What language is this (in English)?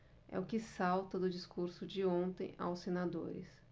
Portuguese